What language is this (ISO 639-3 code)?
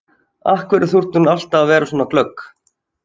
isl